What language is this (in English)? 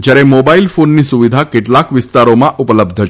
Gujarati